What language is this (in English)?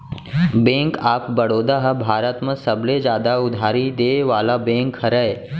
Chhattisgarhi